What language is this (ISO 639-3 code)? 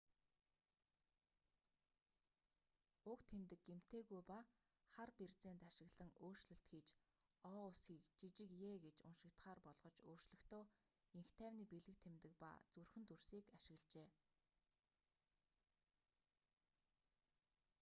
mon